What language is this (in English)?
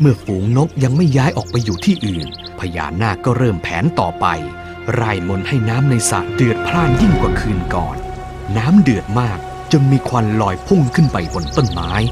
Thai